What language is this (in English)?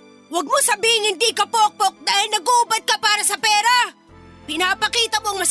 Filipino